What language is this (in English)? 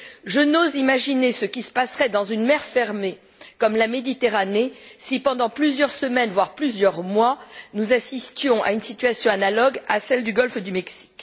French